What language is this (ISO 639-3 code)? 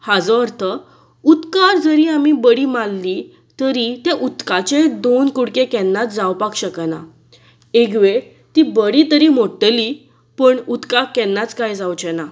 kok